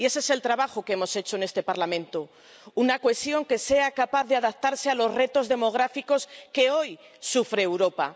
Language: Spanish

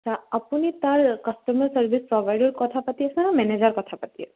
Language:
Assamese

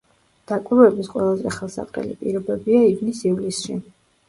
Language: Georgian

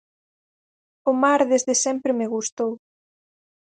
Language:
Galician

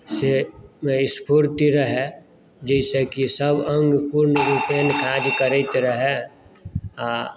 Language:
Maithili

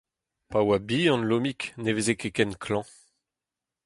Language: Breton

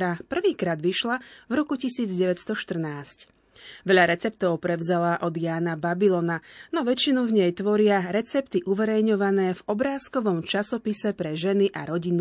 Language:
Slovak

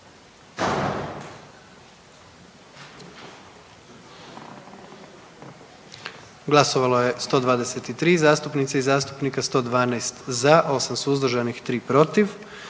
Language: Croatian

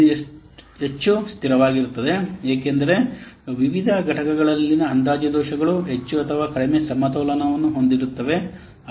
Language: Kannada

